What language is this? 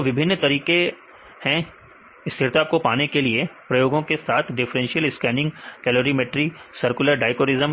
Hindi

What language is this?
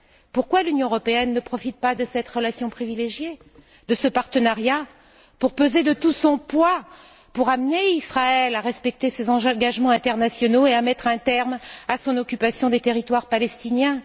French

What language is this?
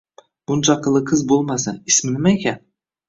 Uzbek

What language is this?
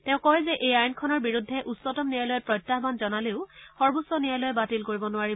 Assamese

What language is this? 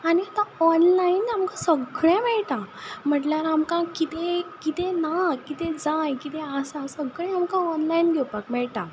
Konkani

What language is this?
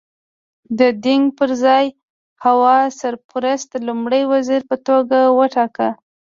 Pashto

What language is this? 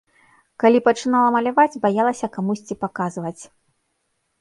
Belarusian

